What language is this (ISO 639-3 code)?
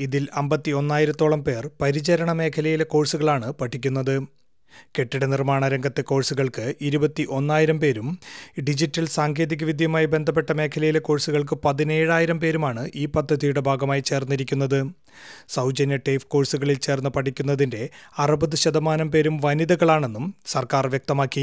mal